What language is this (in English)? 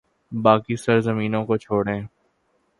Urdu